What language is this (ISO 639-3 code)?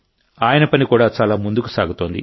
tel